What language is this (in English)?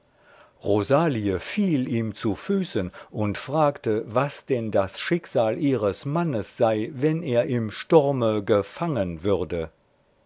German